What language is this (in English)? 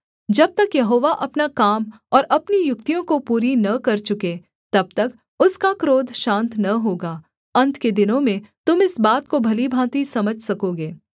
Hindi